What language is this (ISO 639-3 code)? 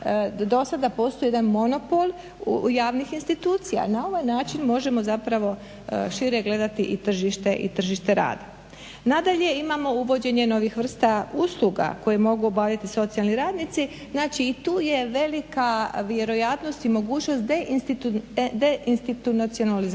hrv